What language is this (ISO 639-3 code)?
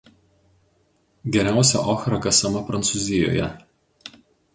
lit